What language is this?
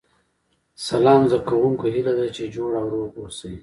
Pashto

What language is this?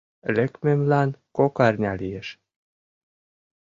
Mari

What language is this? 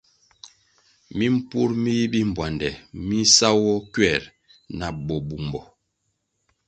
Kwasio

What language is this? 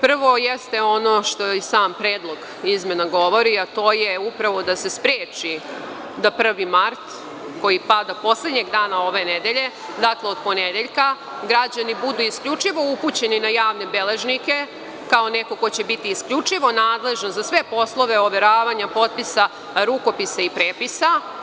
Serbian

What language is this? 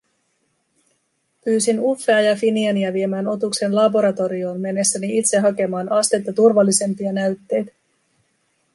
Finnish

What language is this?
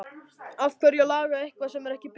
Icelandic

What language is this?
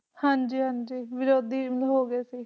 Punjabi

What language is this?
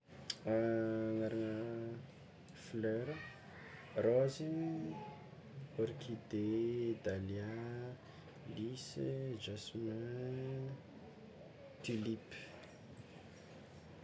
Tsimihety Malagasy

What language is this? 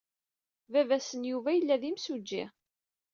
Kabyle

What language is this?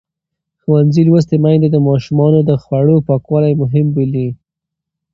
Pashto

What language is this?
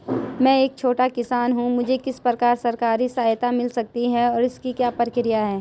Hindi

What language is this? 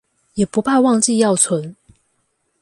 Chinese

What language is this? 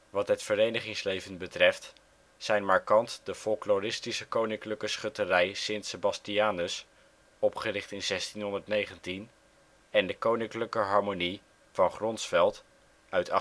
Dutch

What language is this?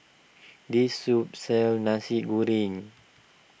English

